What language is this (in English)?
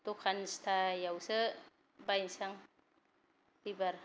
Bodo